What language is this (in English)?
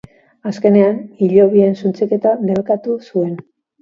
Basque